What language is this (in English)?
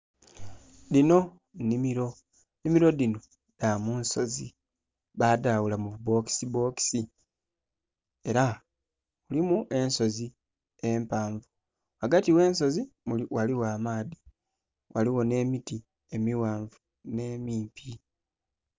Soga